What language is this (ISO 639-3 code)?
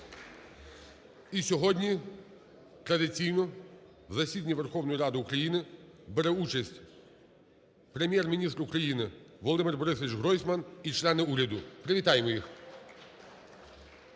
ukr